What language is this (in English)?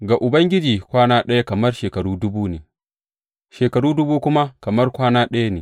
Hausa